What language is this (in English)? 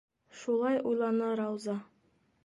Bashkir